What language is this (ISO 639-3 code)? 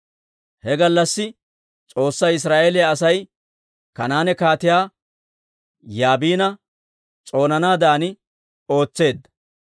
dwr